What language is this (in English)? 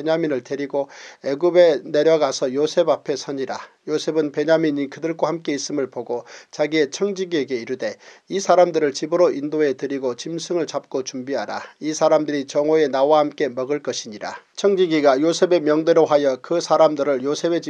Korean